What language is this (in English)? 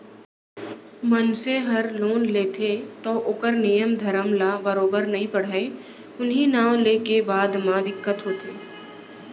Chhattisgarhi